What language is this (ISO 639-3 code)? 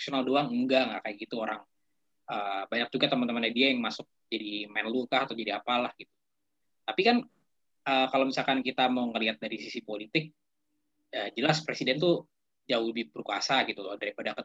ind